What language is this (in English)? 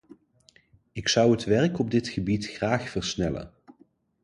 Dutch